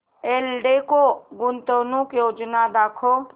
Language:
Marathi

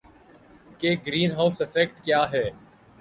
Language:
Urdu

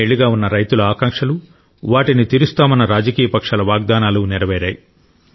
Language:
Telugu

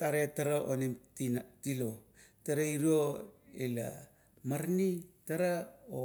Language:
Kuot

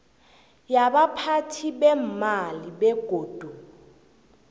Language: South Ndebele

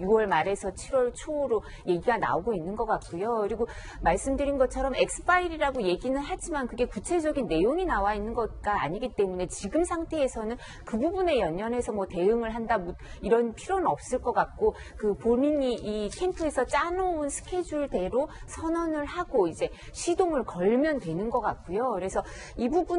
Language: Korean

